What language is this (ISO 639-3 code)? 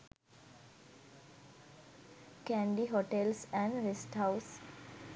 sin